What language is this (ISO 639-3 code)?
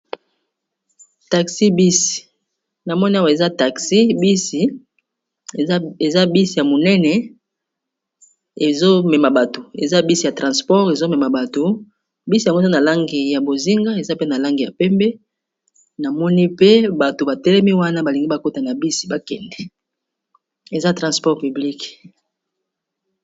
lin